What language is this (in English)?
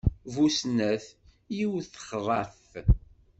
Kabyle